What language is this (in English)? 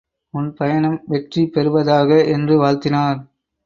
Tamil